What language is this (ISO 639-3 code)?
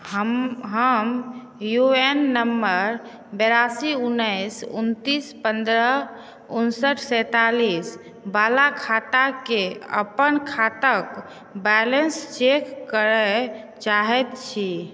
mai